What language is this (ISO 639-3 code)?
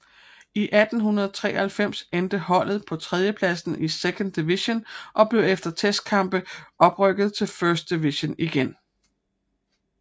dan